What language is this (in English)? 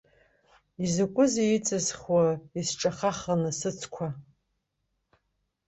Abkhazian